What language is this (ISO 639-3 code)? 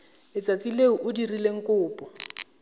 tsn